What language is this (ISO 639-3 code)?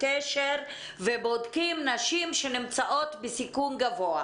heb